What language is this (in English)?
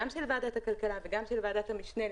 Hebrew